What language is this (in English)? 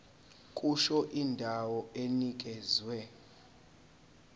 Zulu